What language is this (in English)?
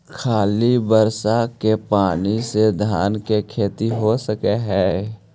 Magahi